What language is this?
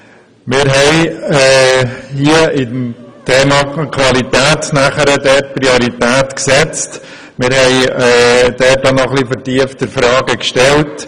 Swiss German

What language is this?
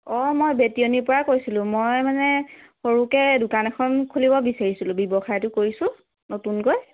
Assamese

